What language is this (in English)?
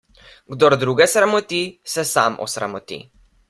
Slovenian